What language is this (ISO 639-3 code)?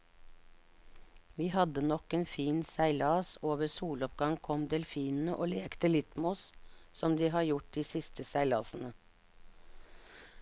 nor